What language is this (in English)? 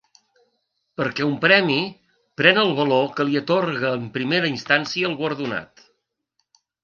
Catalan